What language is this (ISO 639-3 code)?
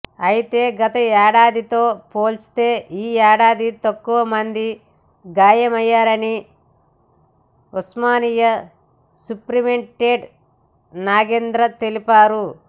tel